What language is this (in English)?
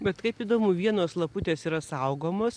Lithuanian